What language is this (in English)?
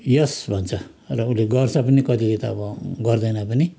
Nepali